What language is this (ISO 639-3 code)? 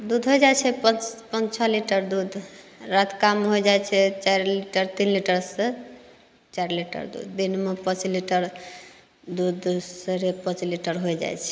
mai